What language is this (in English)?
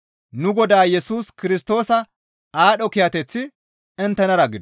Gamo